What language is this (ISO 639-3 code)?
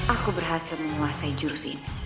ind